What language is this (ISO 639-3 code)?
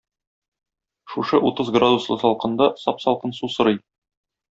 tat